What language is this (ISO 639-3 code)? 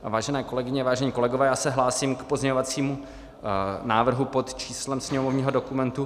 ces